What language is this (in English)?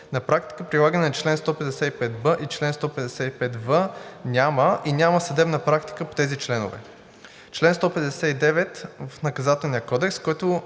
Bulgarian